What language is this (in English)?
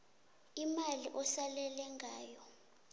South Ndebele